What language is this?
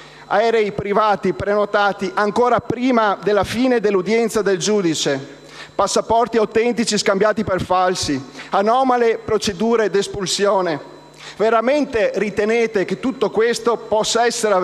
Italian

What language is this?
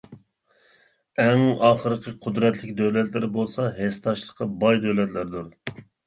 Uyghur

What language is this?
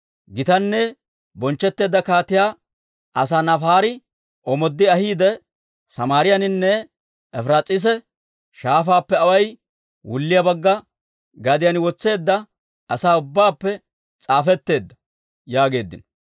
Dawro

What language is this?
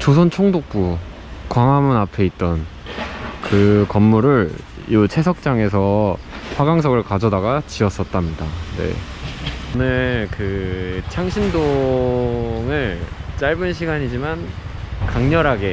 Korean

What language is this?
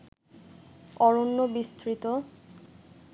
Bangla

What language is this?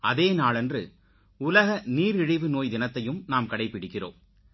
Tamil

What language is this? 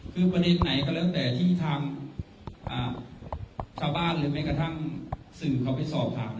Thai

